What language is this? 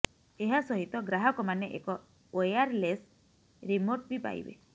Odia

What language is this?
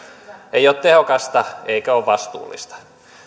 Finnish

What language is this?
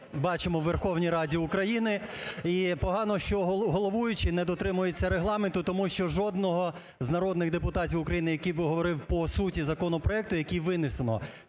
Ukrainian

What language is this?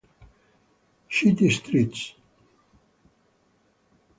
Italian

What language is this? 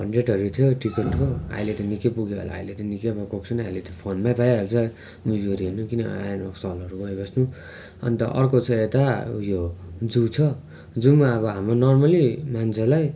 Nepali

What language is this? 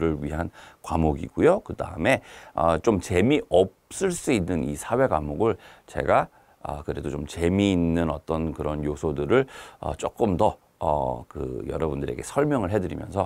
Korean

